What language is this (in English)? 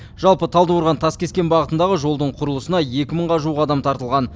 Kazakh